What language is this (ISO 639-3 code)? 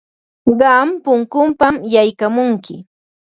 qva